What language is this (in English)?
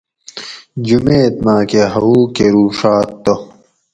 Gawri